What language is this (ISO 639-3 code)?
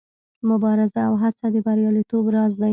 pus